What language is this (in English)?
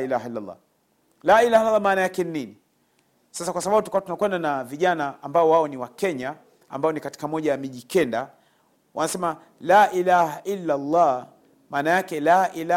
Swahili